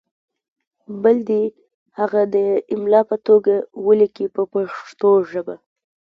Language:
Pashto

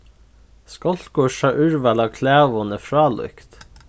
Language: Faroese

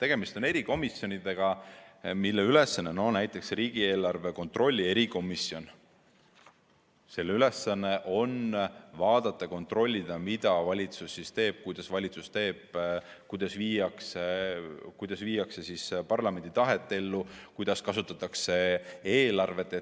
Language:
Estonian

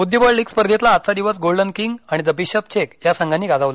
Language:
Marathi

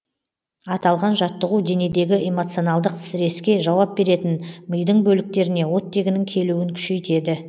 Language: Kazakh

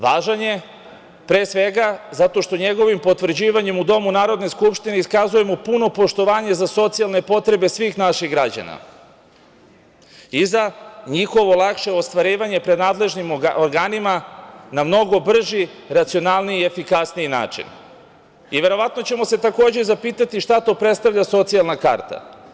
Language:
Serbian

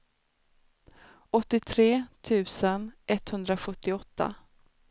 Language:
Swedish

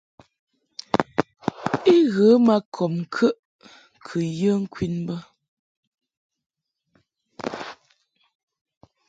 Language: Mungaka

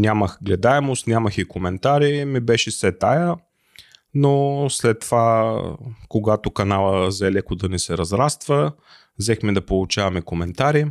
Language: Bulgarian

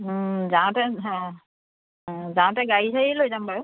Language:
Assamese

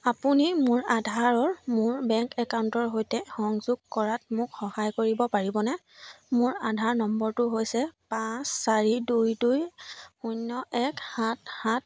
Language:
Assamese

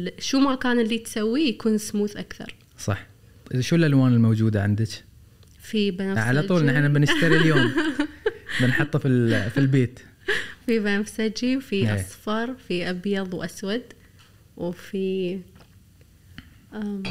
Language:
Arabic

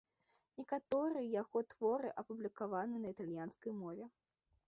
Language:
Belarusian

